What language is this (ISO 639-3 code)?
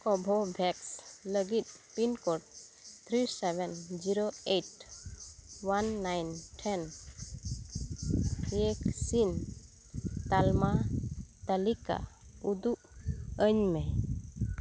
sat